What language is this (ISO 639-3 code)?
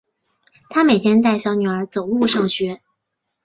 zho